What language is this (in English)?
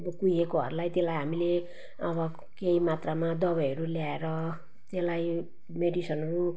Nepali